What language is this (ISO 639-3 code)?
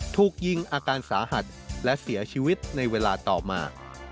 tha